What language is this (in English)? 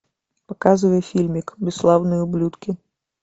Russian